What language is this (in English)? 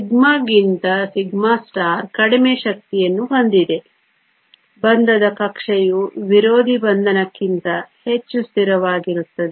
Kannada